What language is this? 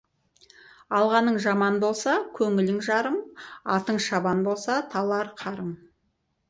Kazakh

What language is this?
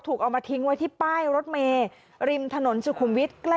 Thai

